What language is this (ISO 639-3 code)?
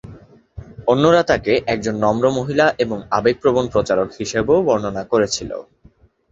ben